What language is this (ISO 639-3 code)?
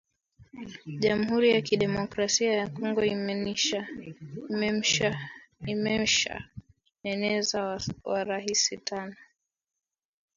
swa